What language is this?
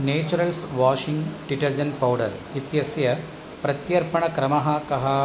Sanskrit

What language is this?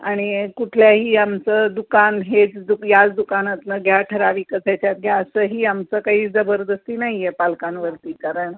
Marathi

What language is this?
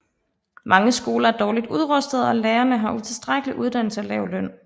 Danish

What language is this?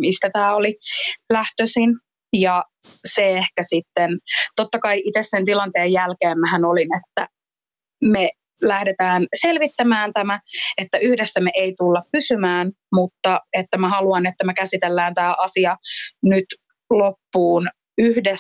Finnish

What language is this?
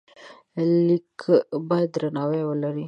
Pashto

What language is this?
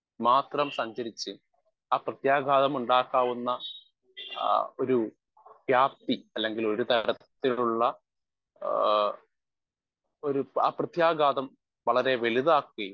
Malayalam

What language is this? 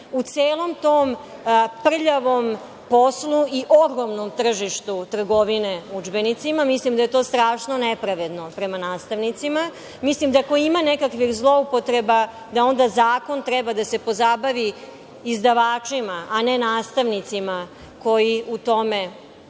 Serbian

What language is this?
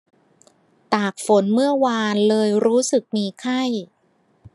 Thai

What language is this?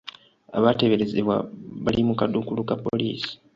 Ganda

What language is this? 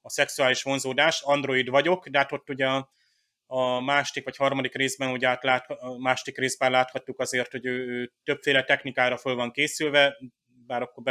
Hungarian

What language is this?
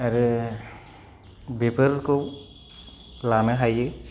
Bodo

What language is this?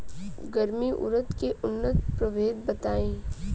Bhojpuri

